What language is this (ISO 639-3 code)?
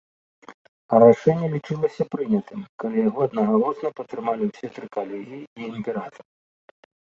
bel